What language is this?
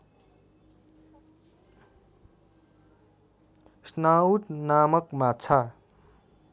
Nepali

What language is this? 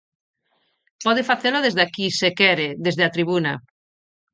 Galician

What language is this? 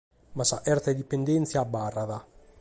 Sardinian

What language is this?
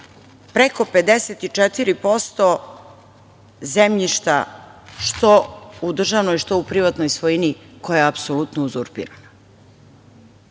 Serbian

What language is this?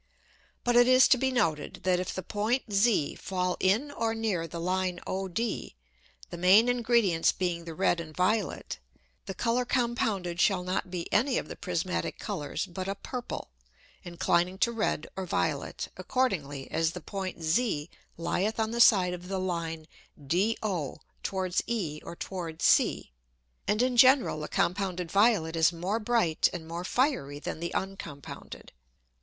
English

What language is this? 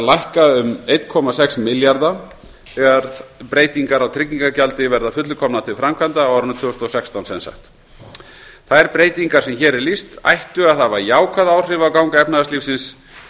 Icelandic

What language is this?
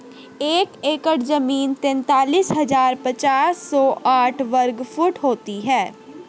Hindi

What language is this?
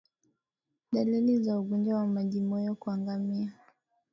Swahili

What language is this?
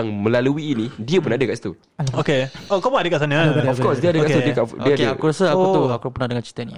Malay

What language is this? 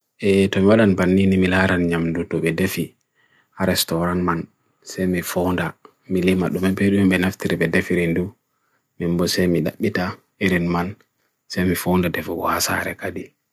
Bagirmi Fulfulde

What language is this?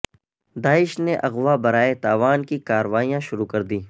Urdu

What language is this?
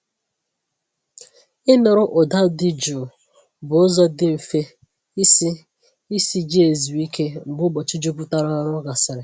Igbo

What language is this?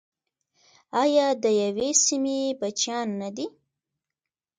Pashto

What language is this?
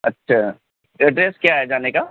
Urdu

